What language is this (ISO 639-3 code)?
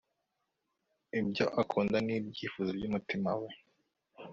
kin